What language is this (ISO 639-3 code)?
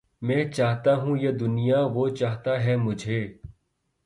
urd